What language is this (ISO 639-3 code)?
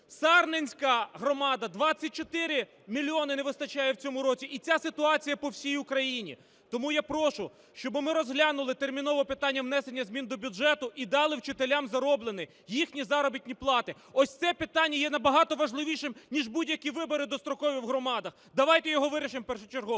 ukr